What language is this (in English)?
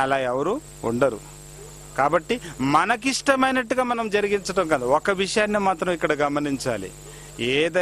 Hindi